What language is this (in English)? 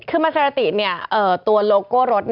Thai